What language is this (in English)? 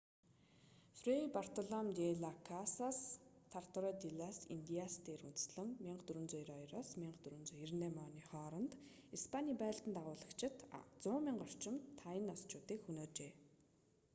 Mongolian